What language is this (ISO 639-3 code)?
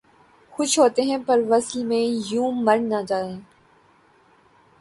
urd